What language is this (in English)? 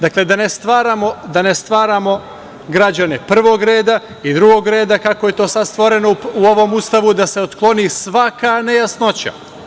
Serbian